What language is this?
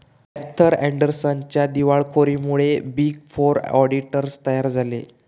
Marathi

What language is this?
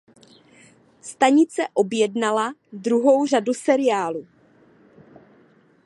Czech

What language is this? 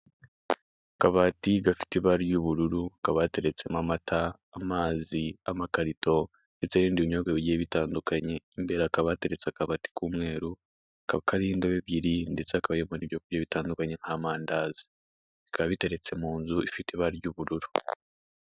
Kinyarwanda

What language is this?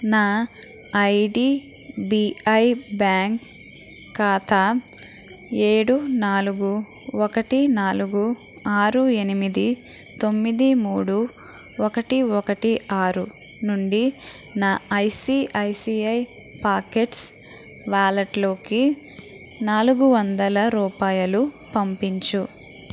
Telugu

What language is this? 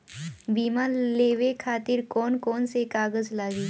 Bhojpuri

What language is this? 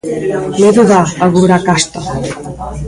Galician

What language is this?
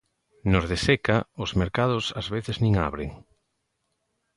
Galician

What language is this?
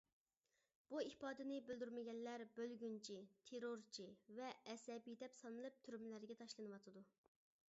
Uyghur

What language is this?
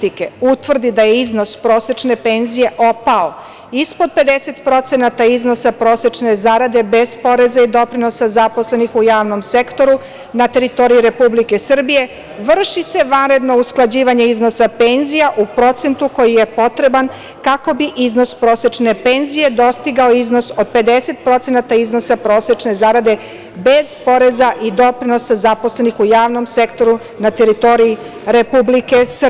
Serbian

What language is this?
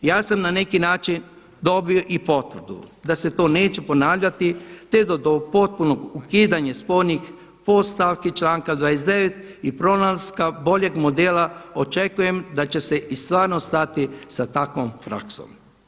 Croatian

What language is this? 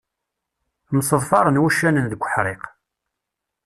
Kabyle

